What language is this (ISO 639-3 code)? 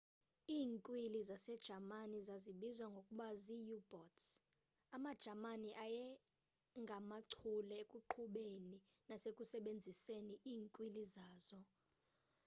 xho